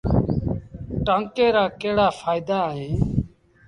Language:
Sindhi Bhil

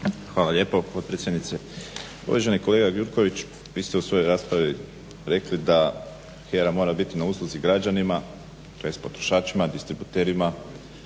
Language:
Croatian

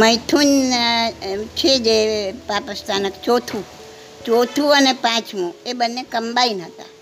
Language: Gujarati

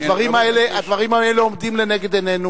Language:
Hebrew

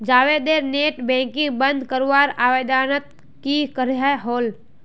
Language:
Magahi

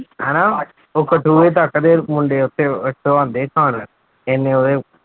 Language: Punjabi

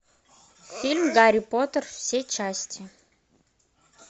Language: Russian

